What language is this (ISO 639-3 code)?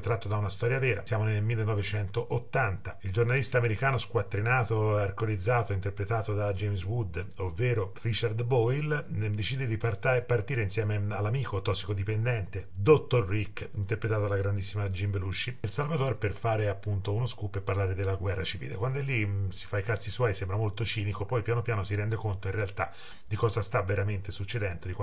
ita